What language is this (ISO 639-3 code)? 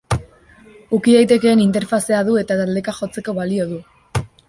eus